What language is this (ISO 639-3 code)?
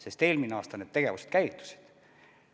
est